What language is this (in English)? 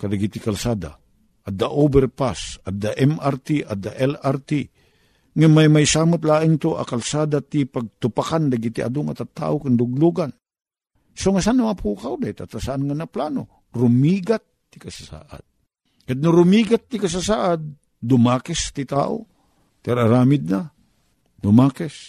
Filipino